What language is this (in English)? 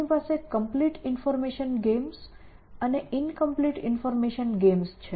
Gujarati